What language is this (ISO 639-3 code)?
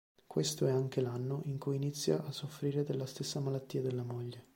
ita